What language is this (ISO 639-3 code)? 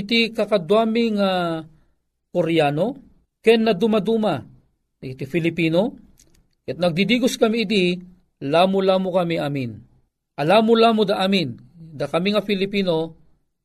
fil